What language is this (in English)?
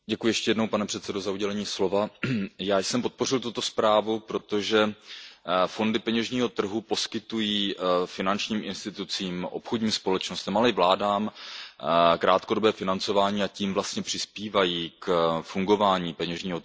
Czech